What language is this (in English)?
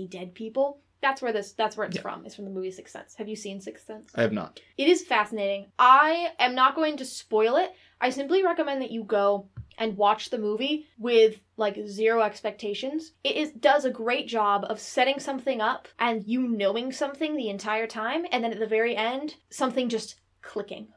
English